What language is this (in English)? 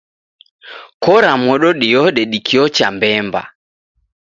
Taita